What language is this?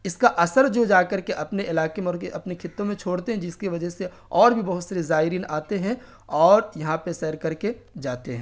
Urdu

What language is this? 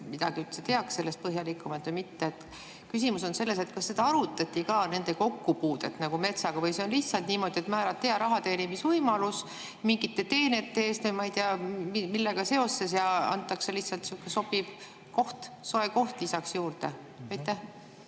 Estonian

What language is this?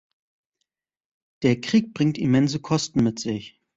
German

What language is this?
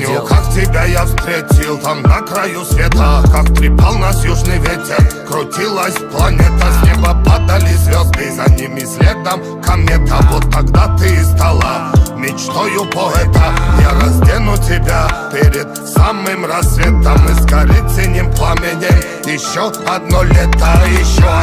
Russian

